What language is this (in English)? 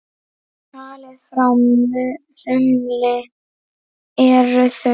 Icelandic